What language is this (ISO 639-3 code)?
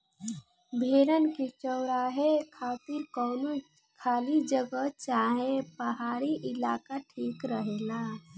bho